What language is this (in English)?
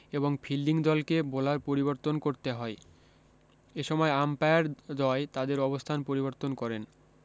Bangla